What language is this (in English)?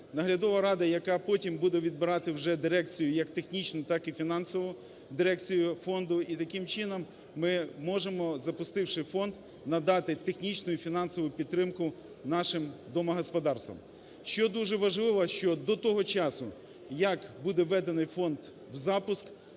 Ukrainian